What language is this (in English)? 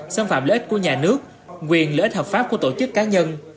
Vietnamese